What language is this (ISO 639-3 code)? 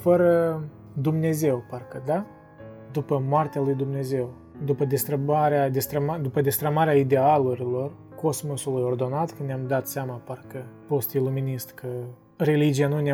ron